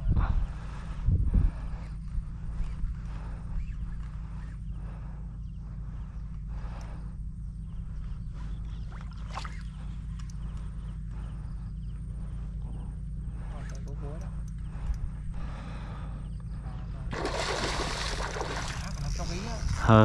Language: Vietnamese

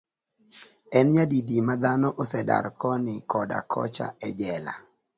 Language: Luo (Kenya and Tanzania)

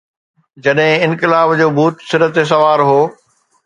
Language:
Sindhi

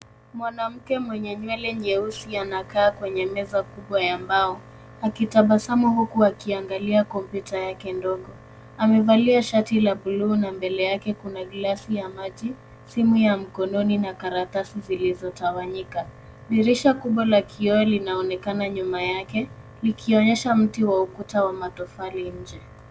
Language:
Swahili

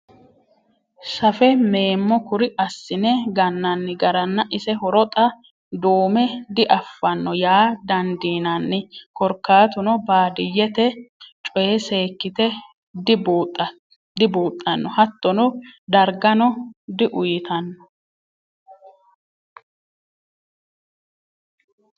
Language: Sidamo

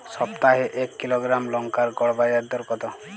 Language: Bangla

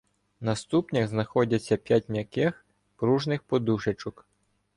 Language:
Ukrainian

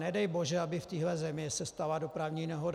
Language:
Czech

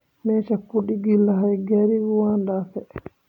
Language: Somali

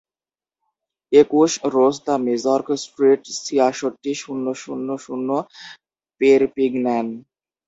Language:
Bangla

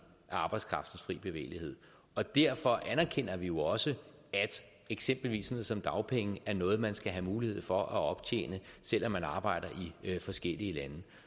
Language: Danish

